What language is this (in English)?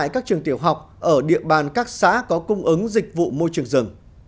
Vietnamese